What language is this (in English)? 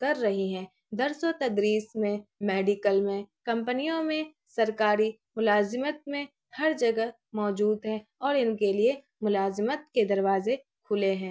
Urdu